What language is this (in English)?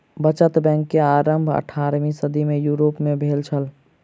Maithili